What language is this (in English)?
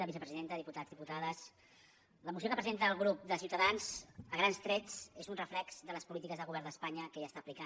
Catalan